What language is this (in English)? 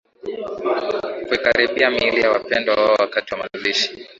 Swahili